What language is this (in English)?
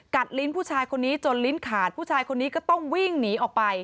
Thai